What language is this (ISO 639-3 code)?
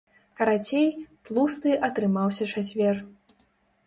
bel